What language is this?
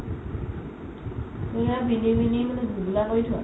Assamese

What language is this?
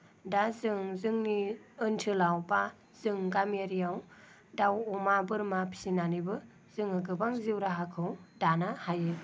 Bodo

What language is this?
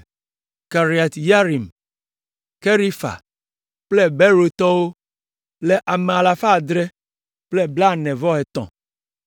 Ewe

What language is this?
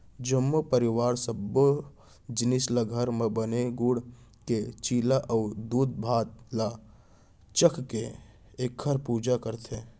Chhattisgarhi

